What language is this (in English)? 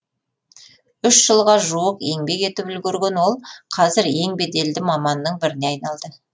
Kazakh